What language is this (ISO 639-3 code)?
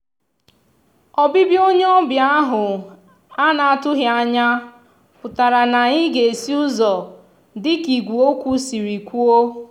ibo